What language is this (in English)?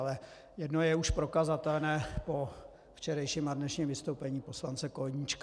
Czech